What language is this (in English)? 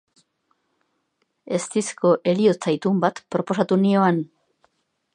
Basque